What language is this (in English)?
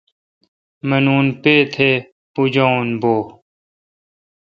Kalkoti